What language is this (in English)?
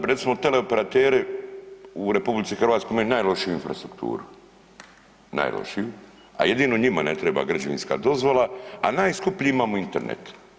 Croatian